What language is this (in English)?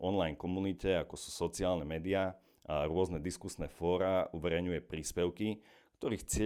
Slovak